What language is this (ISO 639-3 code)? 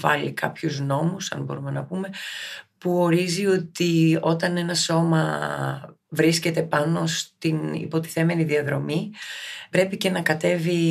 ell